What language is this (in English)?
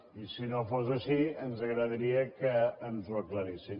Catalan